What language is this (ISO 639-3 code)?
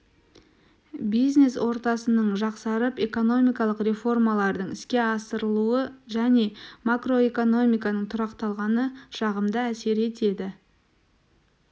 kaz